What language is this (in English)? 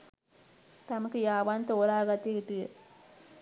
Sinhala